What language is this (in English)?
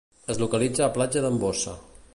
Catalan